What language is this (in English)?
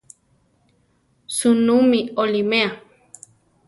Central Tarahumara